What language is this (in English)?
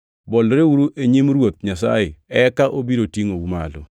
Luo (Kenya and Tanzania)